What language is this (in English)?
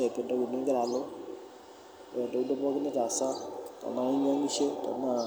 Masai